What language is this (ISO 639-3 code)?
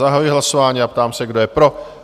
ces